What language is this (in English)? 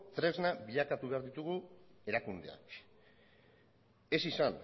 Basque